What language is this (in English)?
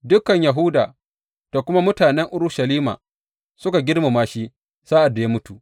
Hausa